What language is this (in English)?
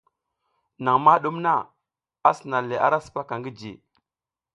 South Giziga